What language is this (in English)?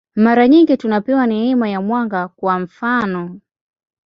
Swahili